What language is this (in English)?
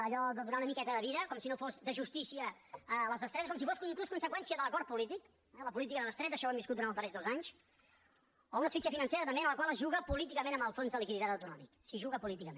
Catalan